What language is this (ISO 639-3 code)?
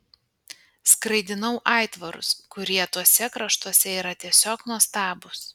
lit